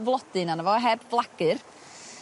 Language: Welsh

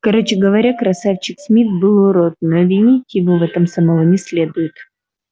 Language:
Russian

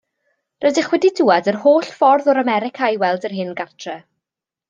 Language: Welsh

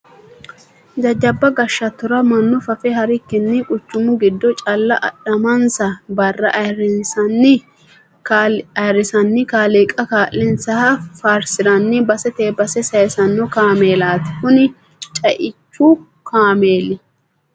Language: Sidamo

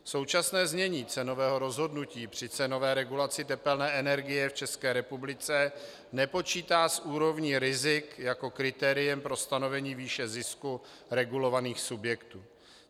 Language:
Czech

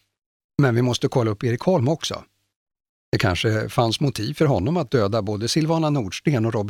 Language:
Swedish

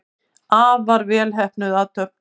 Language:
Icelandic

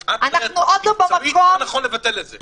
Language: Hebrew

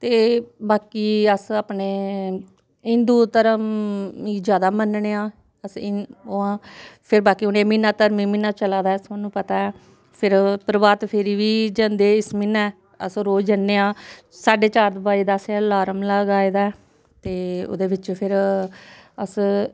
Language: Dogri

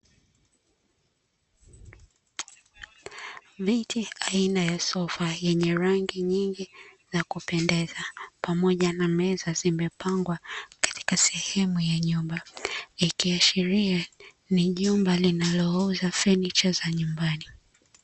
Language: Swahili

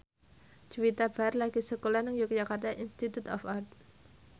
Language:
Javanese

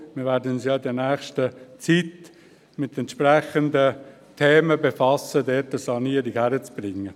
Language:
Swiss German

